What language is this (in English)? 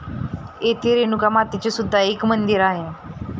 Marathi